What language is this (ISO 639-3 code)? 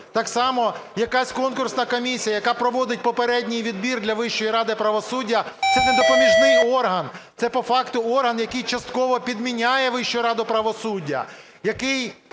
ukr